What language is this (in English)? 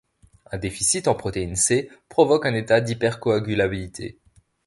French